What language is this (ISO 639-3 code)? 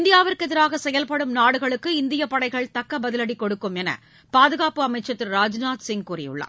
tam